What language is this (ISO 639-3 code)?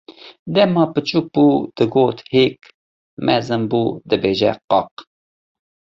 kur